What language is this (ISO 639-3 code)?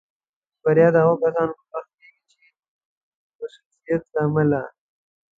pus